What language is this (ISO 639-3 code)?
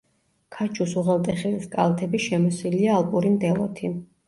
kat